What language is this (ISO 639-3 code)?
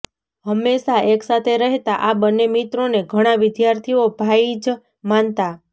guj